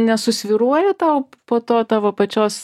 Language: Lithuanian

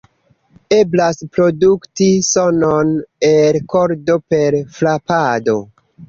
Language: Esperanto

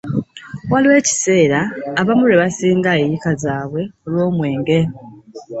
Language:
Ganda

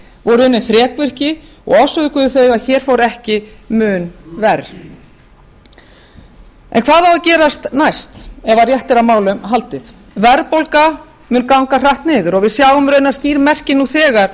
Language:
Icelandic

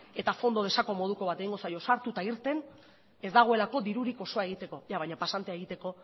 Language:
Basque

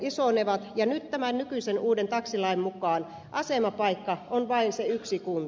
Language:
Finnish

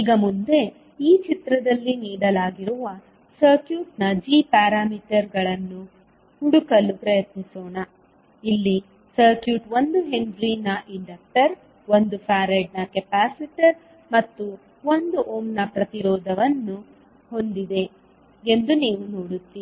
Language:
Kannada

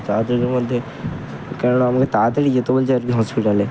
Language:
Bangla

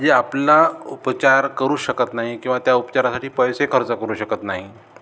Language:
Marathi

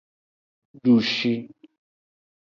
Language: Aja (Benin)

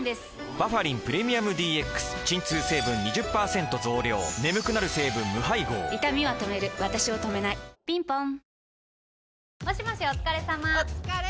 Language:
Japanese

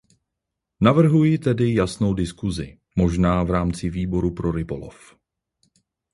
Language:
Czech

